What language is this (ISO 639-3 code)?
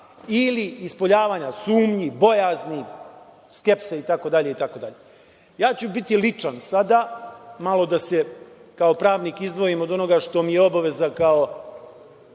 srp